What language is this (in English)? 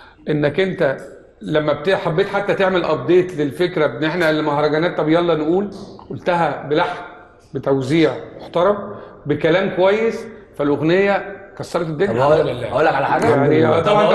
Arabic